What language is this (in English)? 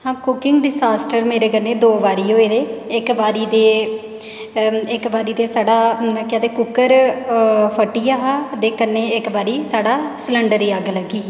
Dogri